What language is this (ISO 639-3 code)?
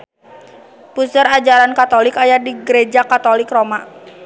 sun